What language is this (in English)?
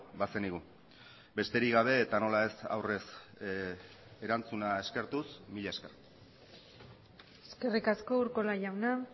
Basque